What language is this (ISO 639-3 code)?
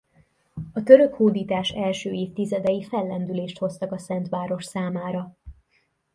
hun